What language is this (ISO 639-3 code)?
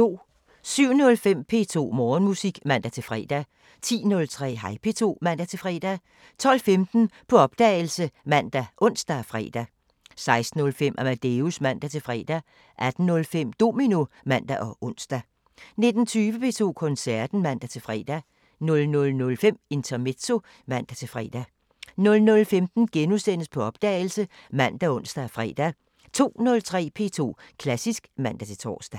dan